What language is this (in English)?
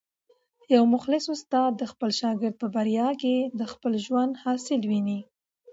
Pashto